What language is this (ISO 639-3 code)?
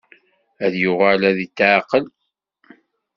kab